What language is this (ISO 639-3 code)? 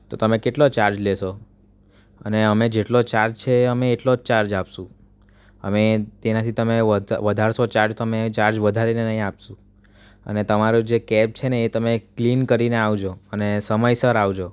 guj